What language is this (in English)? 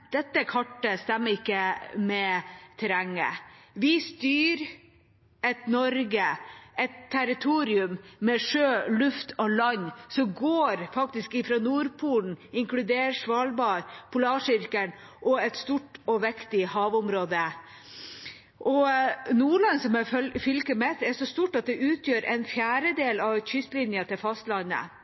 Norwegian Bokmål